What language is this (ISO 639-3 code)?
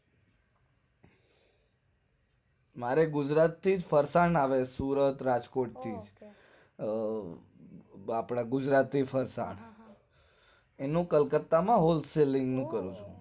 guj